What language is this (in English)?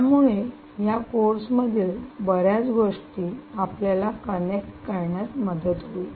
Marathi